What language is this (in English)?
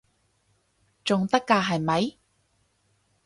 Cantonese